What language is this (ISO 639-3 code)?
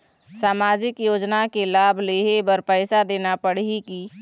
hne